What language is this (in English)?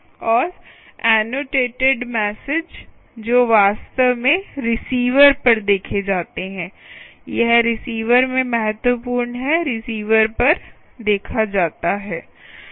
Hindi